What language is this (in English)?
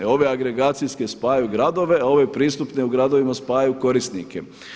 Croatian